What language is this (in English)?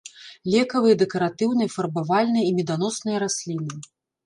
Belarusian